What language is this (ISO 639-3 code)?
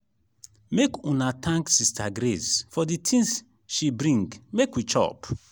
pcm